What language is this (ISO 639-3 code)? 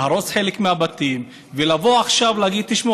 heb